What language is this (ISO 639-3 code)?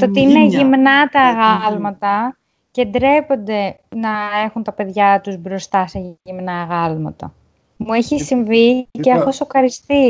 ell